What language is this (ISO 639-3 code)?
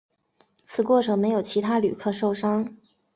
zho